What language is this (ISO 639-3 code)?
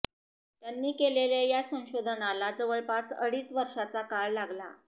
mar